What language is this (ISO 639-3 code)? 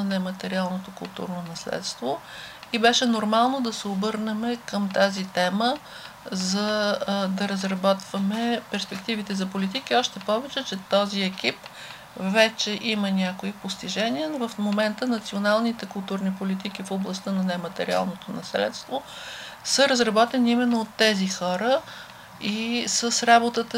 bul